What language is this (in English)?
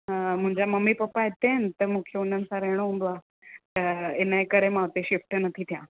Sindhi